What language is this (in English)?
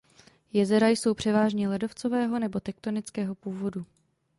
Czech